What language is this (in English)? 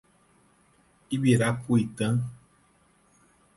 Portuguese